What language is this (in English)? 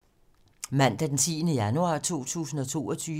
Danish